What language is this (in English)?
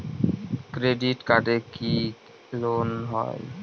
Bangla